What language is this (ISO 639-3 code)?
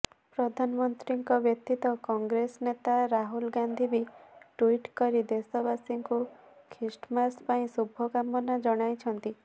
ori